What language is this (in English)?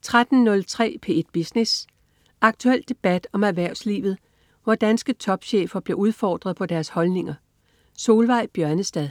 Danish